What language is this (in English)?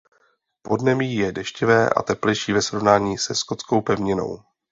Czech